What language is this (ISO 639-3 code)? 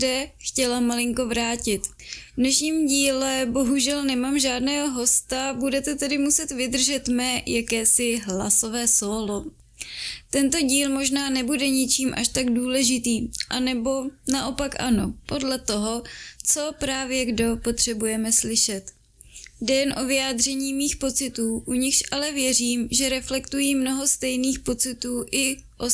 ces